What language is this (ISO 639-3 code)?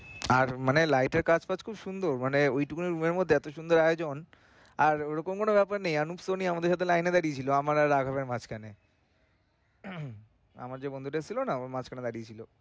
ben